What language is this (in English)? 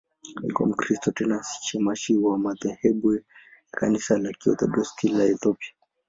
Swahili